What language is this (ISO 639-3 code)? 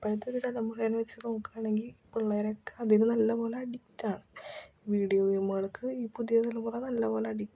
mal